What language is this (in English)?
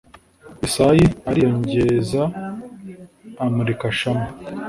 Kinyarwanda